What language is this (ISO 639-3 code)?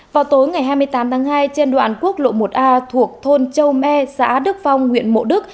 vie